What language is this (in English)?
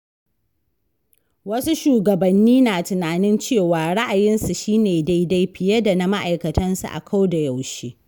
Hausa